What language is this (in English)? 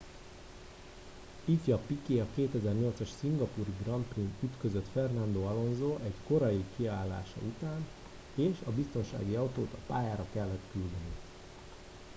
Hungarian